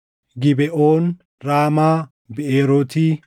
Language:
Oromo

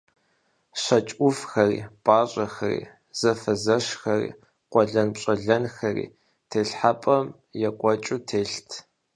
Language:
Kabardian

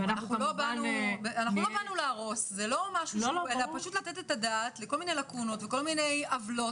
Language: Hebrew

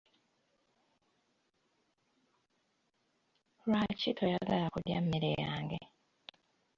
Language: Ganda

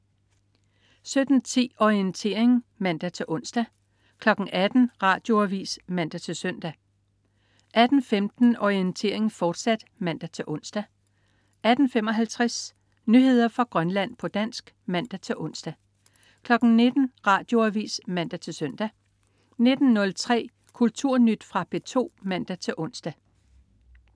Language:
Danish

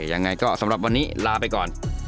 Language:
Thai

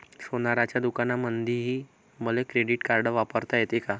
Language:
Marathi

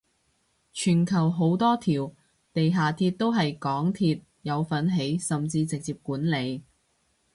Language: Cantonese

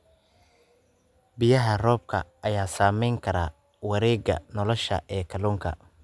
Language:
Somali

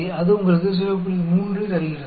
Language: Hindi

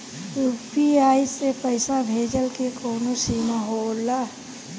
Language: Bhojpuri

